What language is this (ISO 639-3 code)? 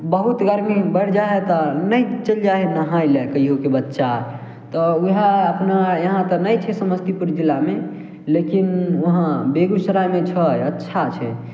mai